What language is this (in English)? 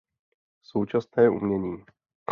Czech